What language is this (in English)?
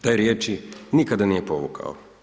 Croatian